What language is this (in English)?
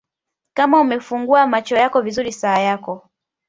Swahili